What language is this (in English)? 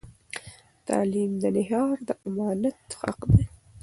Pashto